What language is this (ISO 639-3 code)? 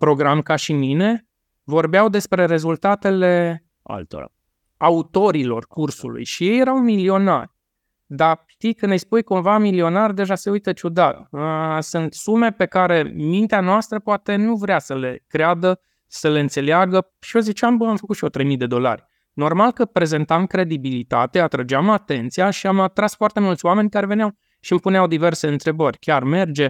ron